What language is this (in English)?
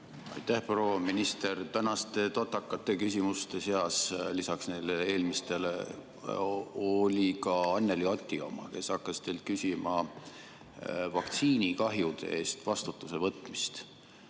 Estonian